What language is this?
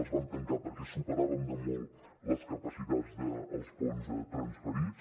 Catalan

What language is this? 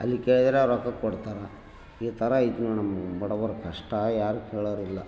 Kannada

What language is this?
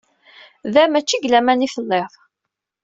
Kabyle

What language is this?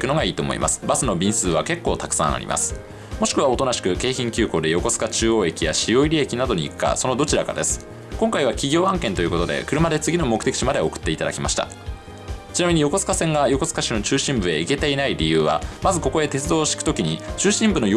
Japanese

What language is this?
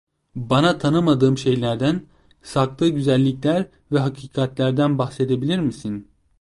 Turkish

